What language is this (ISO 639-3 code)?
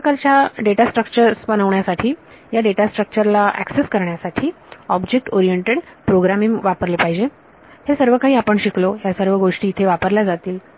mar